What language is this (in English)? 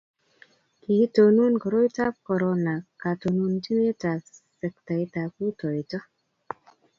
Kalenjin